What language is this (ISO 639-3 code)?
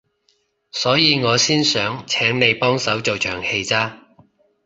yue